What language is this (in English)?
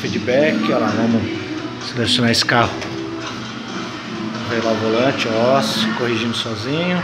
Portuguese